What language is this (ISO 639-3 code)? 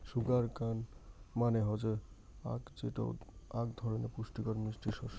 ben